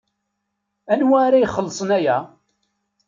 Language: Kabyle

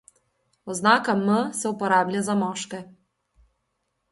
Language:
Slovenian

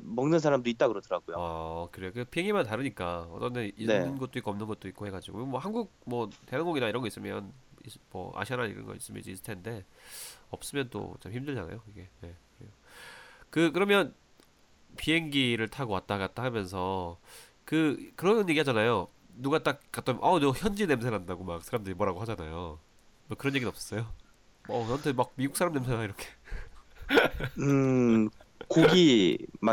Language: Korean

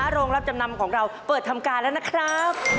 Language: Thai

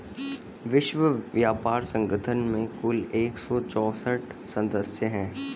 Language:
Hindi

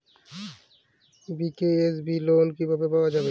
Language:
Bangla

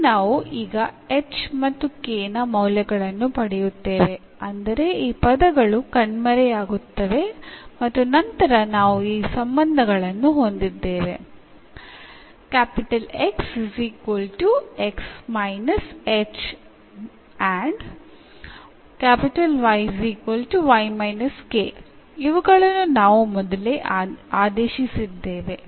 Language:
Malayalam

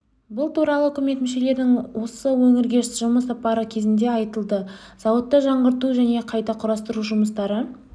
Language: Kazakh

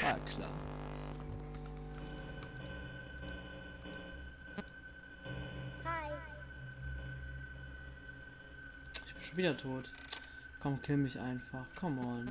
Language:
German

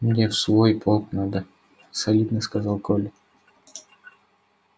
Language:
Russian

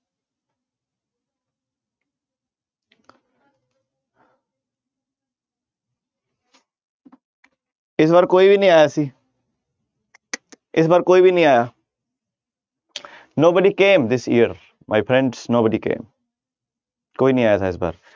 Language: Punjabi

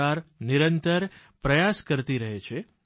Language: Gujarati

